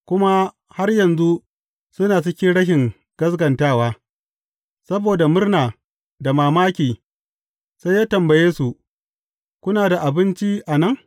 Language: Hausa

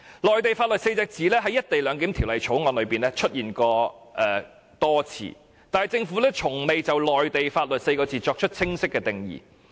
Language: Cantonese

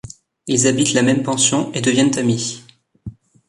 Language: French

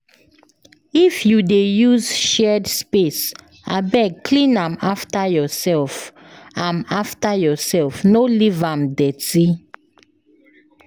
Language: Nigerian Pidgin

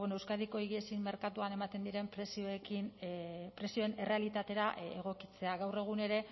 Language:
Basque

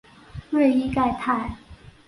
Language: Chinese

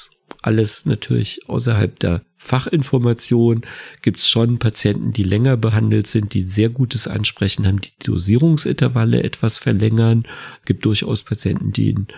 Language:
German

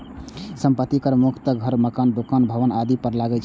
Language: Maithili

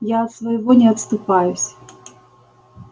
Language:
Russian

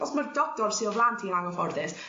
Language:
Welsh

